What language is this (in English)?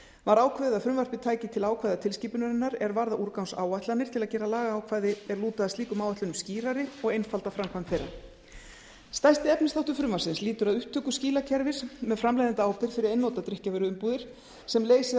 Icelandic